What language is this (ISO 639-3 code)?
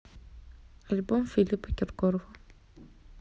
rus